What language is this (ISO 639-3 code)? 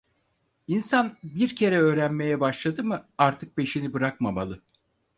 tur